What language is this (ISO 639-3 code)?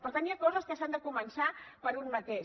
cat